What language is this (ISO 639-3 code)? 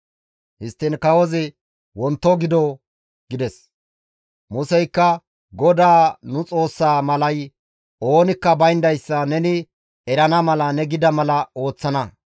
gmv